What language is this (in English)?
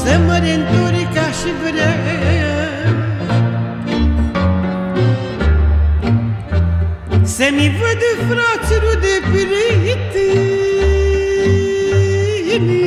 Romanian